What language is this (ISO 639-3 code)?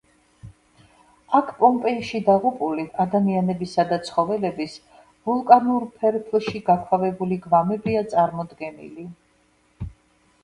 kat